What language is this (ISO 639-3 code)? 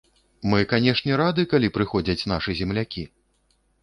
bel